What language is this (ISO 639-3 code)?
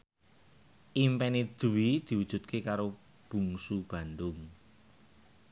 jav